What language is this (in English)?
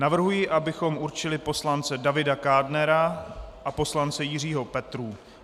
Czech